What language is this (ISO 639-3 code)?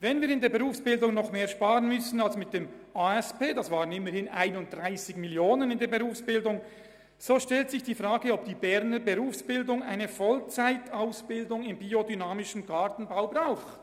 gsw